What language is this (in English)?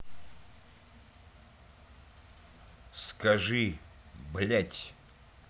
Russian